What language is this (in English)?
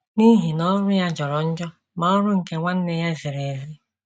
Igbo